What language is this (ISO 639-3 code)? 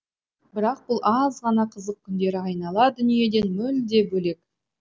kaz